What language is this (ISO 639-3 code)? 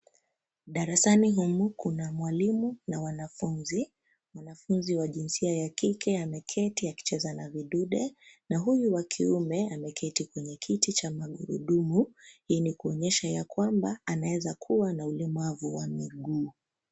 swa